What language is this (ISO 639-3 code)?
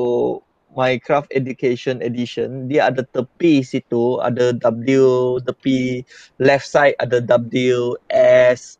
msa